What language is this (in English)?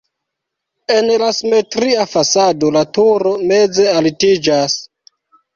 Esperanto